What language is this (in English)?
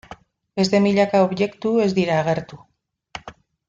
Basque